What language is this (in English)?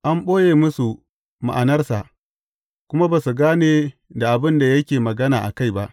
Hausa